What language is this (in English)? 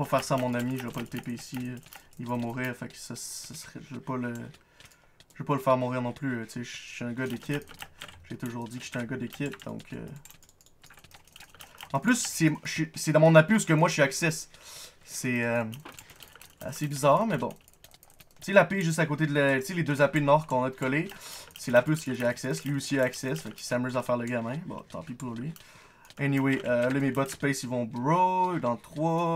French